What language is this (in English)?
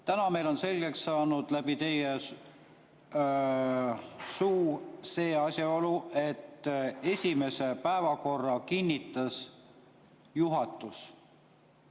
Estonian